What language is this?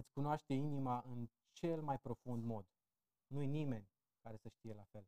Romanian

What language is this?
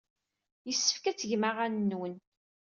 Kabyle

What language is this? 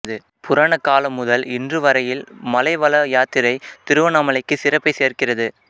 Tamil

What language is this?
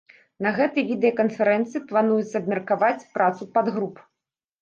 Belarusian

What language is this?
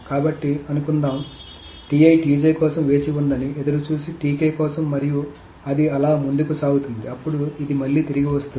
Telugu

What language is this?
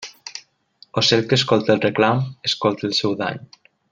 Catalan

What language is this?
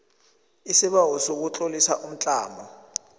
South Ndebele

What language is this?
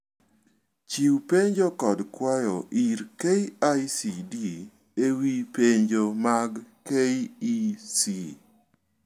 Luo (Kenya and Tanzania)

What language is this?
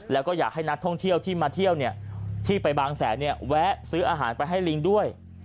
Thai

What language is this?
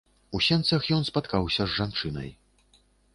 Belarusian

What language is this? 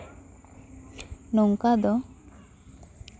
Santali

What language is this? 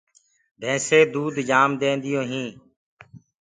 Gurgula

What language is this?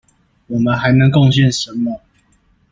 Chinese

